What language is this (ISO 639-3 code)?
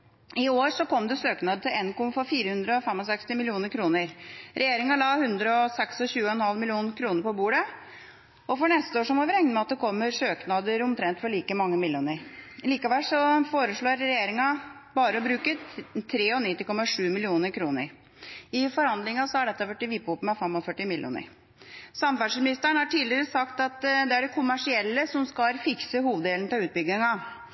nob